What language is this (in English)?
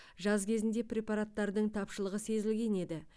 Kazakh